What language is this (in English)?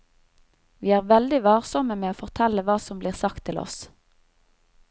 Norwegian